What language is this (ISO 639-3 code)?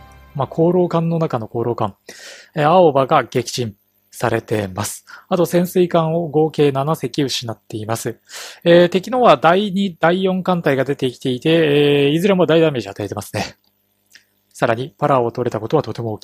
jpn